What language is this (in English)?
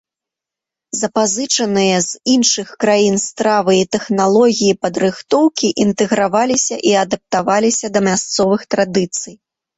Belarusian